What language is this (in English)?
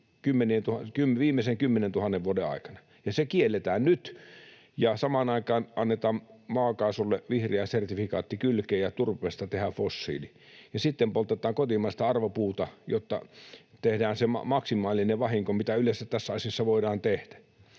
Finnish